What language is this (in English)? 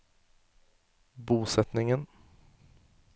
Norwegian